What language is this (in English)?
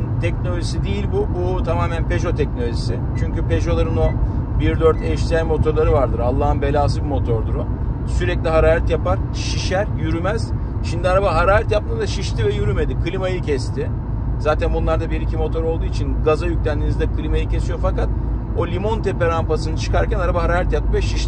Turkish